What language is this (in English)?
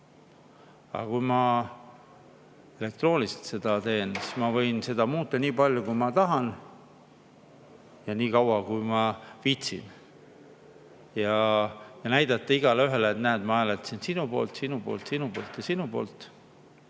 Estonian